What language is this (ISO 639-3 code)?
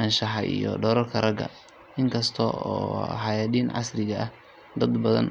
som